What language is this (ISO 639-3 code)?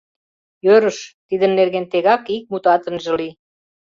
chm